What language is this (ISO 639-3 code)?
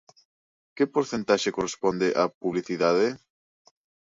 glg